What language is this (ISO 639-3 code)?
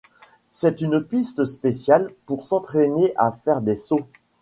fra